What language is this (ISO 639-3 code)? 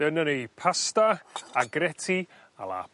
cym